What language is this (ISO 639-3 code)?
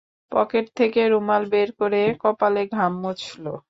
ben